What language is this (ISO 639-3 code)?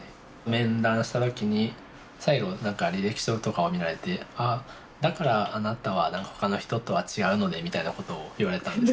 jpn